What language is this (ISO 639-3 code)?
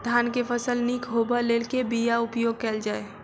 mai